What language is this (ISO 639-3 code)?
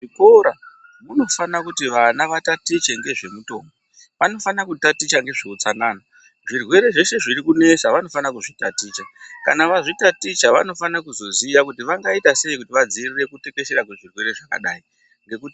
ndc